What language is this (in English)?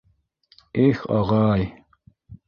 Bashkir